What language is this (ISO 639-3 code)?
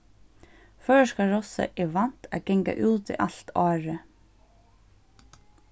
fao